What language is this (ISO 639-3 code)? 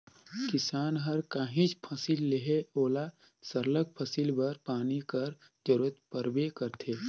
hne